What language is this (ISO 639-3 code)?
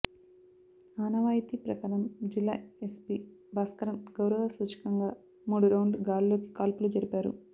tel